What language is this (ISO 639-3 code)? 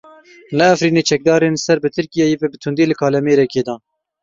kur